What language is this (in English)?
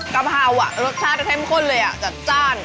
Thai